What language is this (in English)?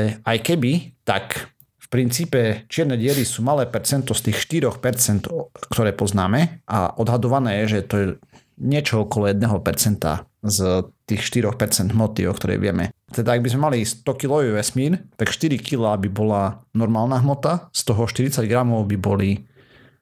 Slovak